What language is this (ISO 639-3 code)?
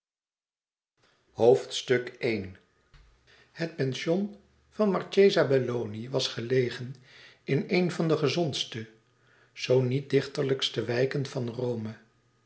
nld